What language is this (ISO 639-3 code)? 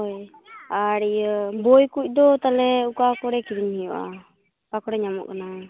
sat